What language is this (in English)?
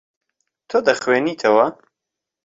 Central Kurdish